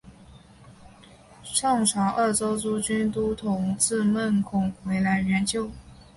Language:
Chinese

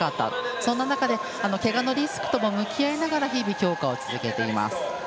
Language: Japanese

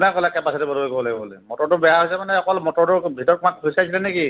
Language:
Assamese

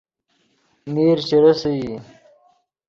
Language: Yidgha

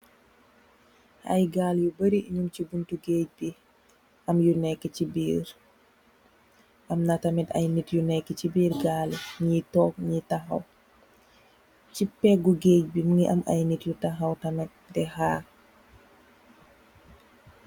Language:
Wolof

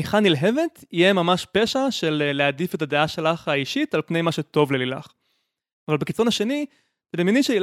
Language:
Hebrew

